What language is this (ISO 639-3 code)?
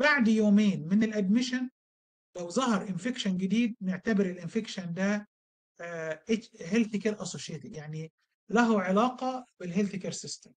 ara